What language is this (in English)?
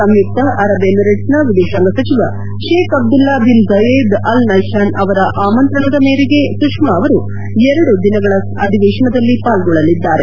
Kannada